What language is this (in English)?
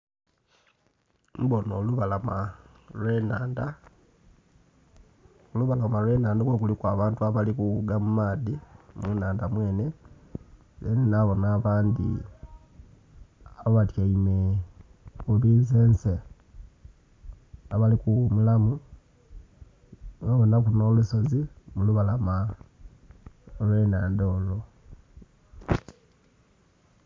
Soga